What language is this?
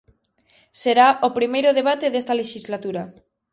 Galician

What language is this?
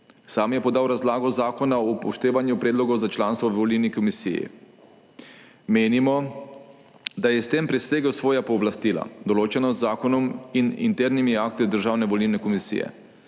Slovenian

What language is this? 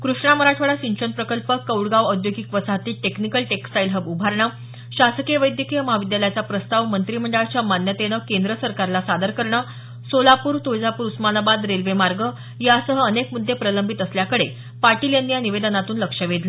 Marathi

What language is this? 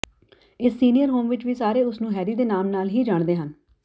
Punjabi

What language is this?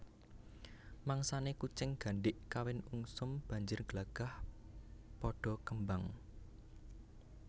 Javanese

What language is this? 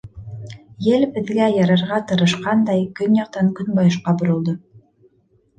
Bashkir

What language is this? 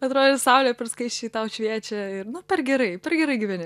Lithuanian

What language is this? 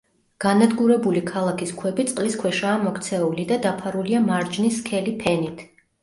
Georgian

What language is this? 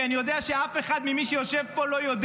Hebrew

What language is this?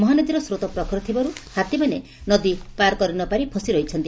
Odia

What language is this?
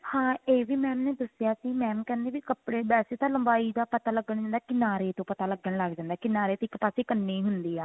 Punjabi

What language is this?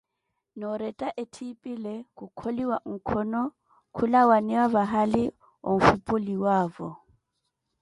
Koti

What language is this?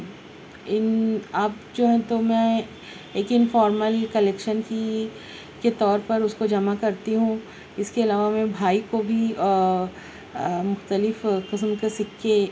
Urdu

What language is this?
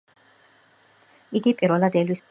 Georgian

